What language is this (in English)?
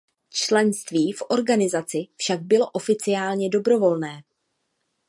Czech